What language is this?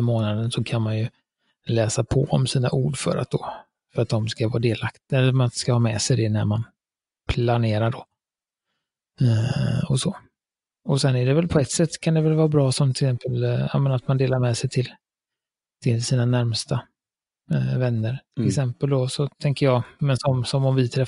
Swedish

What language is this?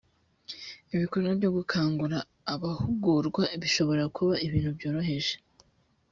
Kinyarwanda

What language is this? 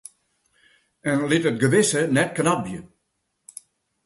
Western Frisian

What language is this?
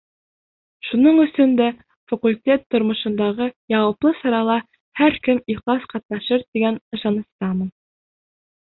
Bashkir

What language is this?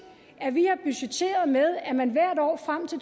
Danish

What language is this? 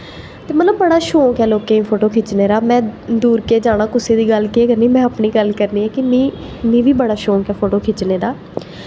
Dogri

